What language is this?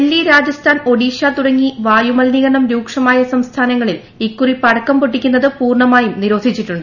Malayalam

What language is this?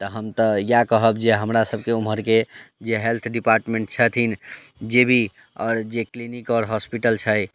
Maithili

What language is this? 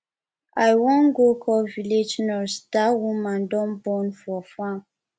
Nigerian Pidgin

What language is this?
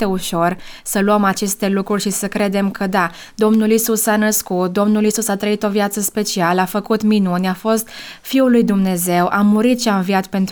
Romanian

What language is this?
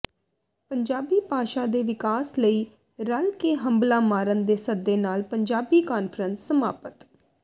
Punjabi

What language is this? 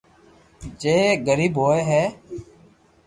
Loarki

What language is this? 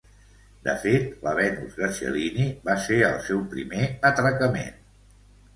Catalan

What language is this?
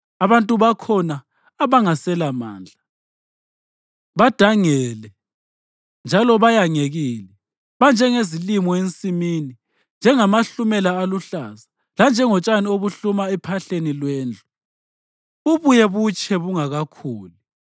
North Ndebele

